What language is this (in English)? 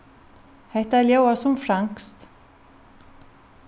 Faroese